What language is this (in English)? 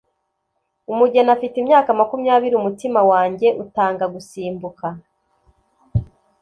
Kinyarwanda